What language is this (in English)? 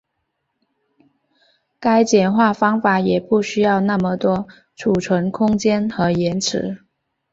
Chinese